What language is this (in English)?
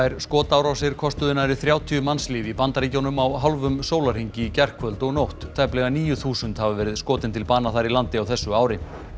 Icelandic